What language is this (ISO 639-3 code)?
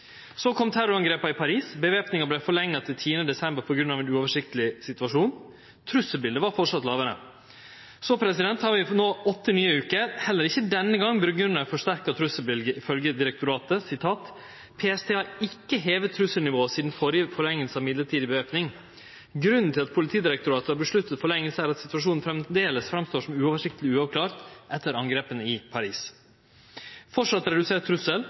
nno